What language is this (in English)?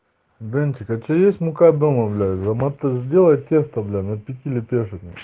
Russian